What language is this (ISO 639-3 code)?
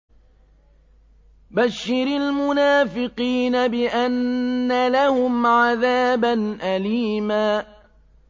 ara